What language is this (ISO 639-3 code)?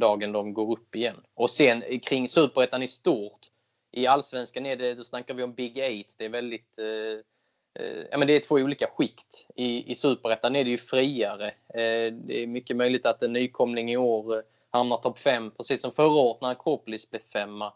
swe